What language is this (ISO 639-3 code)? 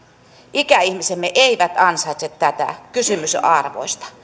fin